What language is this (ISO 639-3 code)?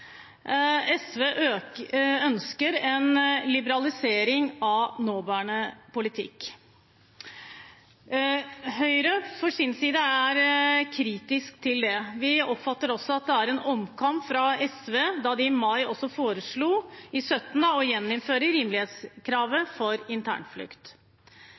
nob